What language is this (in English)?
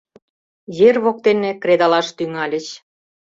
Mari